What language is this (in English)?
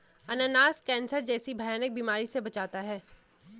Hindi